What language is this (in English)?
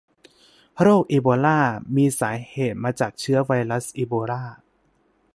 Thai